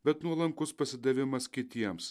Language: Lithuanian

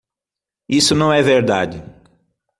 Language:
Portuguese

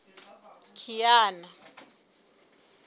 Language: Southern Sotho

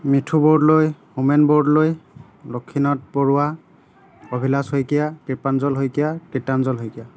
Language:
Assamese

